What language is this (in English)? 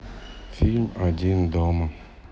Russian